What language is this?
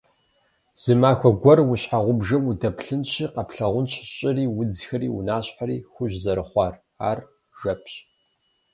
Kabardian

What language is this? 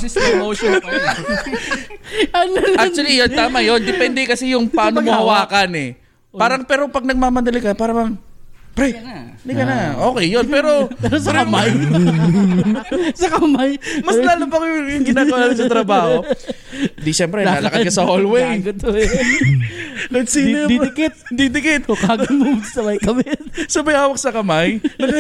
Filipino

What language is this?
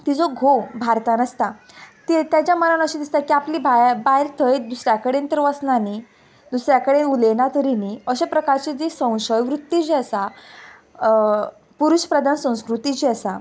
Konkani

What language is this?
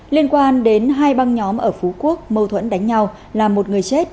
Vietnamese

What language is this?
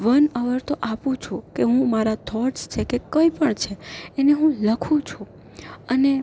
Gujarati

